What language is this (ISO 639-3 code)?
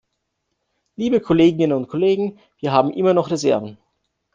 deu